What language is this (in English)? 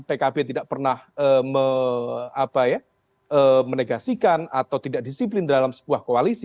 Indonesian